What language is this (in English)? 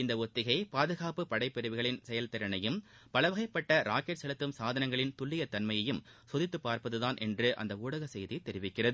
Tamil